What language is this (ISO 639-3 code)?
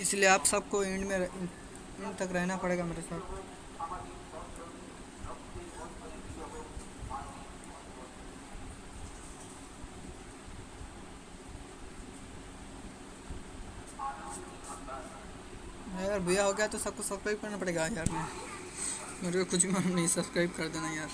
hin